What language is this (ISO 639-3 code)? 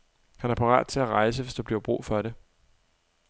dan